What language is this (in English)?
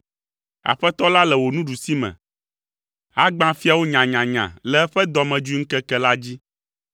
Ewe